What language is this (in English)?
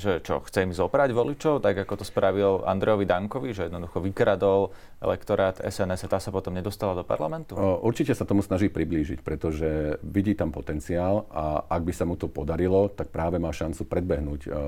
Slovak